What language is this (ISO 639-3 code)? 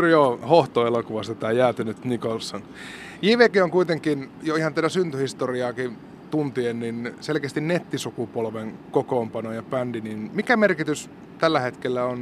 fin